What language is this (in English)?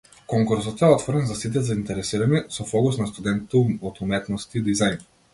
Macedonian